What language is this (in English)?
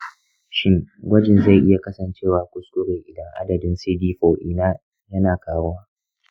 Hausa